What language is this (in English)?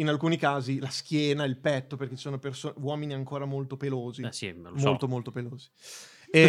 Italian